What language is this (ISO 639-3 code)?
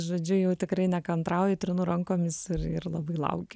lit